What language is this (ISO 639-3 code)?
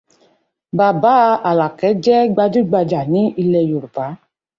yor